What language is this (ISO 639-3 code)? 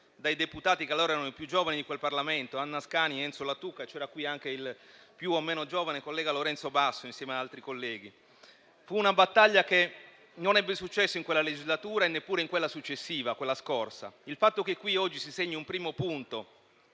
ita